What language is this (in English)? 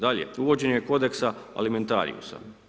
Croatian